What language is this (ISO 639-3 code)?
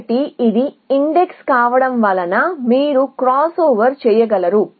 tel